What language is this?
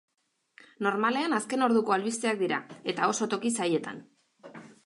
Basque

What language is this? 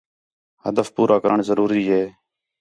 Khetrani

